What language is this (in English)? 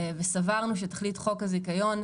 Hebrew